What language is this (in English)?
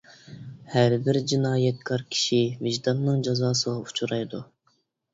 Uyghur